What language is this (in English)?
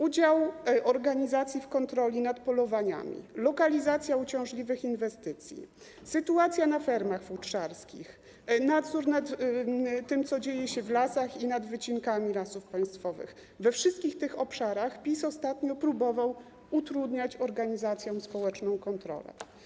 Polish